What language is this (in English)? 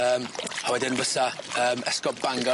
Welsh